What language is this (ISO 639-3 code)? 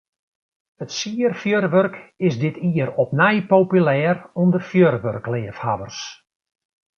fry